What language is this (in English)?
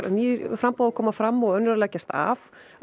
Icelandic